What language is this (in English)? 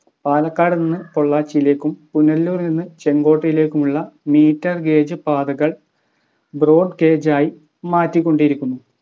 Malayalam